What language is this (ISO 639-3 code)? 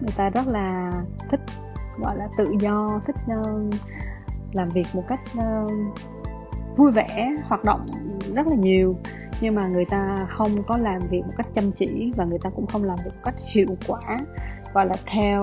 vie